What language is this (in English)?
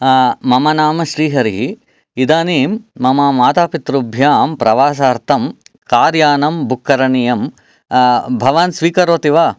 Sanskrit